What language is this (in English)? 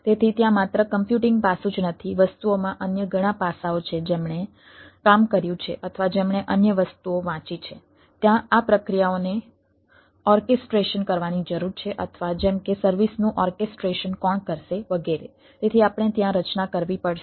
Gujarati